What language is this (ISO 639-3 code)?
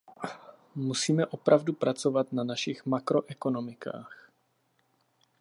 ces